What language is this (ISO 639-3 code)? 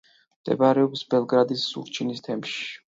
kat